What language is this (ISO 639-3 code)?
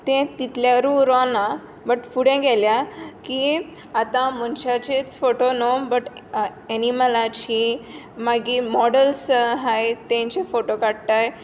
kok